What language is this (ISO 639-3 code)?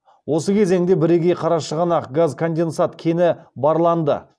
kaz